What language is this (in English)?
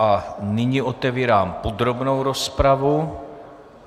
Czech